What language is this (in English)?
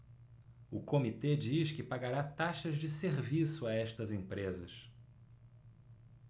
Portuguese